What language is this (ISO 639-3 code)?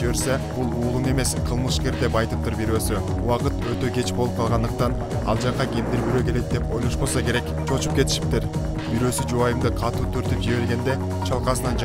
tur